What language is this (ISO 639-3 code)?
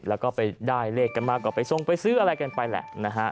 tha